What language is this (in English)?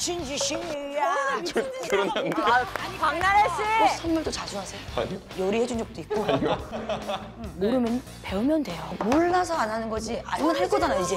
Korean